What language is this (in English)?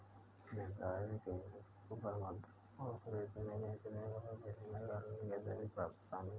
Hindi